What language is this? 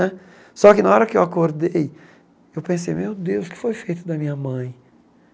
Portuguese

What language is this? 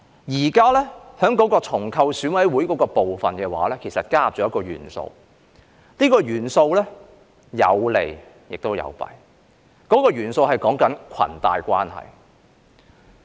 Cantonese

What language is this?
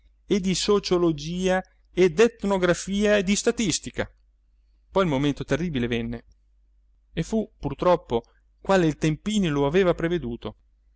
Italian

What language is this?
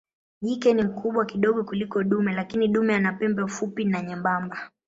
Swahili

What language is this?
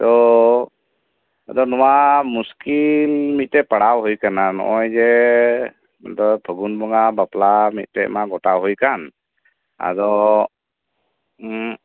Santali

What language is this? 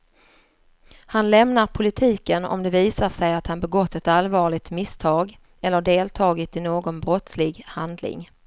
Swedish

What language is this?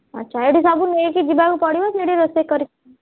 Odia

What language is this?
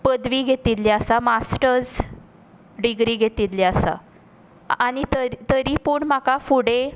Konkani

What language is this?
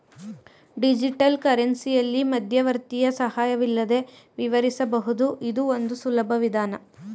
Kannada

